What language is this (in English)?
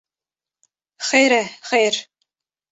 Kurdish